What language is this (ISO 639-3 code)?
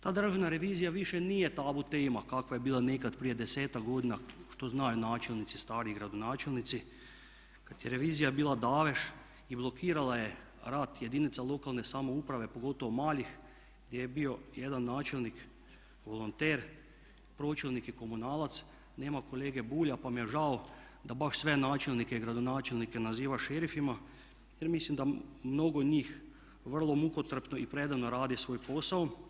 hrv